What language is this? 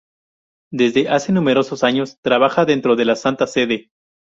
Spanish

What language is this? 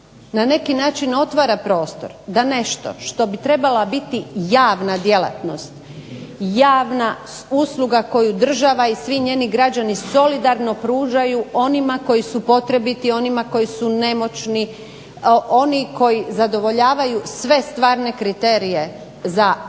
Croatian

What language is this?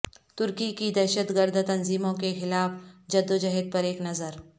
Urdu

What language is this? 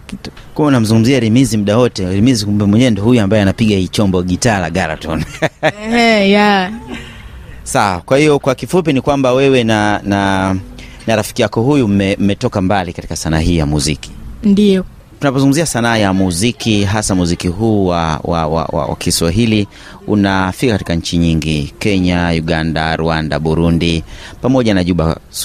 Swahili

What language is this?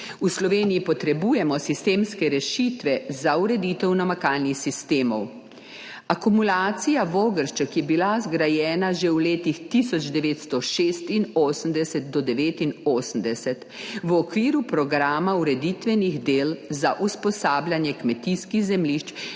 Slovenian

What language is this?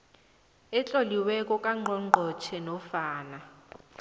South Ndebele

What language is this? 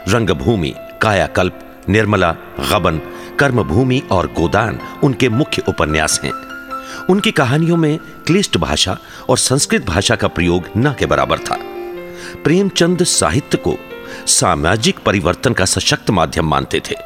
Hindi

